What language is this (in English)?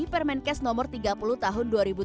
Indonesian